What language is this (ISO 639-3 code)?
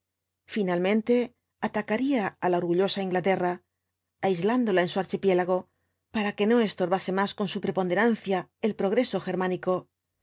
spa